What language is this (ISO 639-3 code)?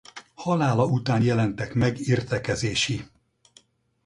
hun